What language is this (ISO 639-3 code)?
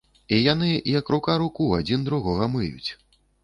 bel